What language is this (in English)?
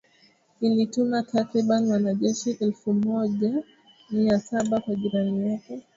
Swahili